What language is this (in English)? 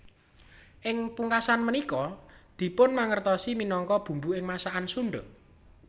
Javanese